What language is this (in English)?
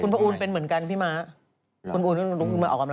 Thai